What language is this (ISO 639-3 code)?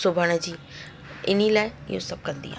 snd